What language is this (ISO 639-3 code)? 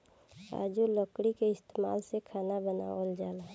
bho